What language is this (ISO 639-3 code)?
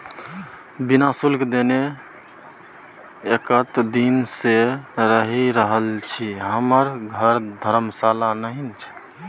mai